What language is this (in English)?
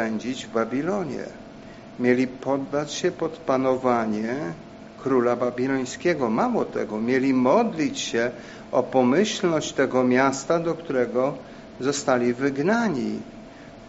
Polish